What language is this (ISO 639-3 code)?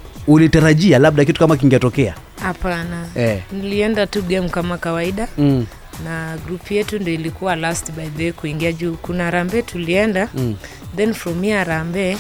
swa